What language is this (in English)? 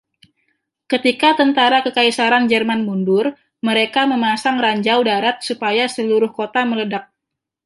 Indonesian